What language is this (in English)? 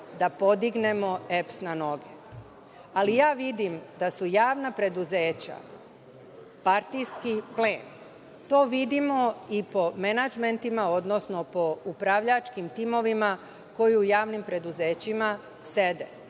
Serbian